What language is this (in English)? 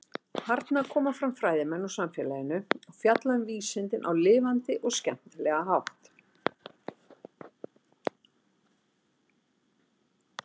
Icelandic